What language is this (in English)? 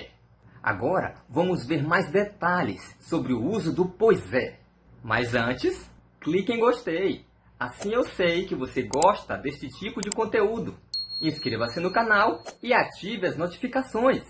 Portuguese